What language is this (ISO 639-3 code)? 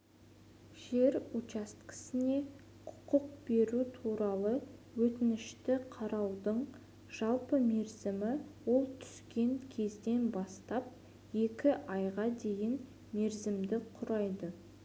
kaz